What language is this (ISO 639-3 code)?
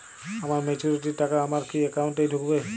ben